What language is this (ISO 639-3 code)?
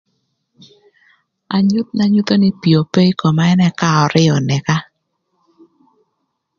lth